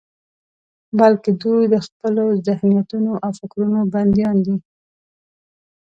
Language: Pashto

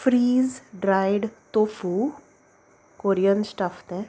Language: Konkani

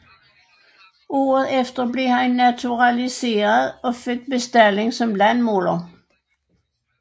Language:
Danish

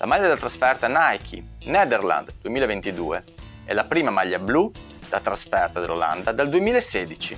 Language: Italian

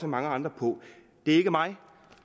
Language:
Danish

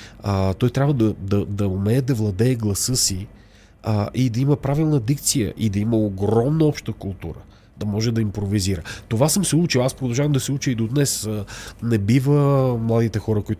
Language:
Bulgarian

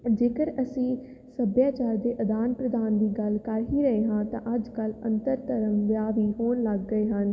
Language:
Punjabi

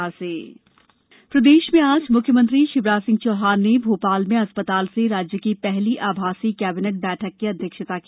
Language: Hindi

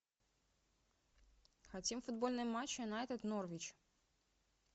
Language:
Russian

